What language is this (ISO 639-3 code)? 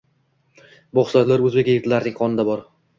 uzb